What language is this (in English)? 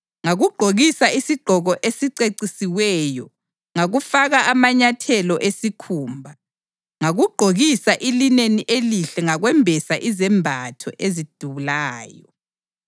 North Ndebele